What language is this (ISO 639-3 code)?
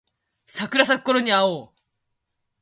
jpn